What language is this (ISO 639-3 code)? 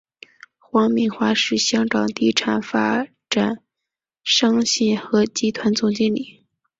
zho